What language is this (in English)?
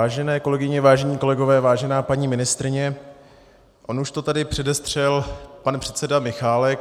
Czech